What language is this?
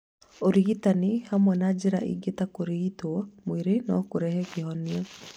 Kikuyu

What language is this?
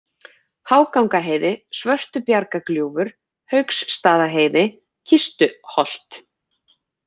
Icelandic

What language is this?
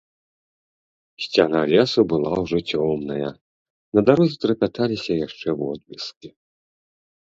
Belarusian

